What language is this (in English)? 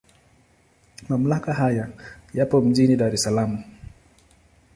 Swahili